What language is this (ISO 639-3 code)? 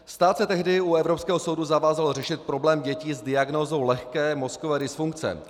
ces